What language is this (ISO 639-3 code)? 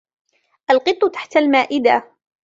ara